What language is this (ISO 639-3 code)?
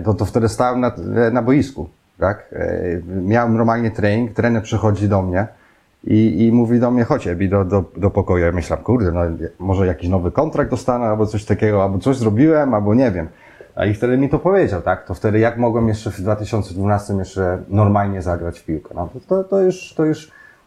pol